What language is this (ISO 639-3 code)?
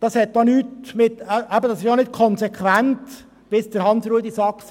gsw